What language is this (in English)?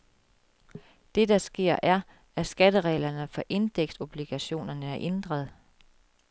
Danish